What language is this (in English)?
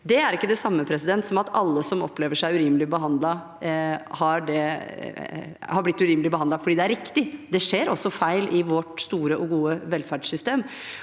Norwegian